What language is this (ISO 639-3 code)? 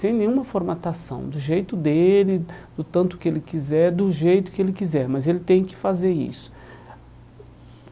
por